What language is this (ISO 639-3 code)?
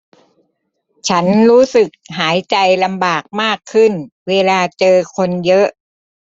tha